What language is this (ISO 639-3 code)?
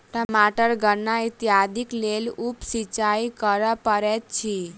mai